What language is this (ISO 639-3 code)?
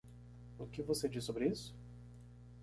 por